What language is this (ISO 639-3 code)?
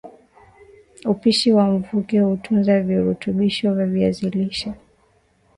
swa